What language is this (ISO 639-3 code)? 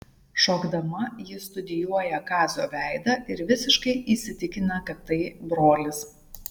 lit